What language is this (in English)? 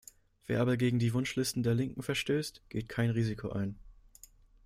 German